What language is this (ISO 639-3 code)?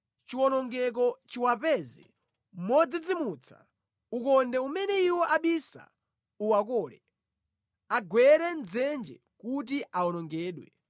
nya